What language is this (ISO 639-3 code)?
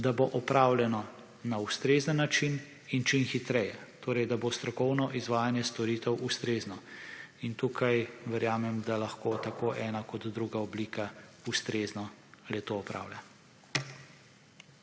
slv